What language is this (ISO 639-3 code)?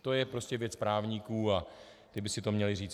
ces